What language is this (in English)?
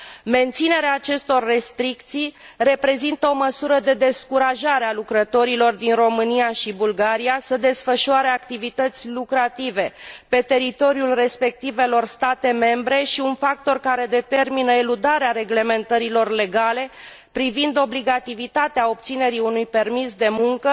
Romanian